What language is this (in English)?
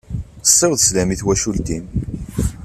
Kabyle